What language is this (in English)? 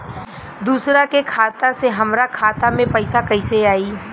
Bhojpuri